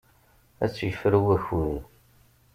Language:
Kabyle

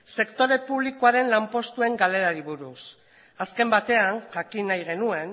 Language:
Basque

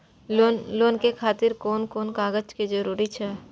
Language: Maithili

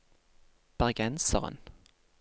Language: Norwegian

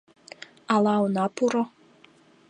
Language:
Mari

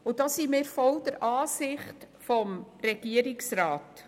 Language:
Swiss German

